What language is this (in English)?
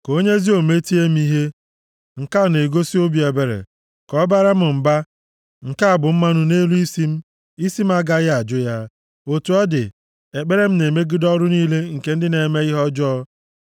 Igbo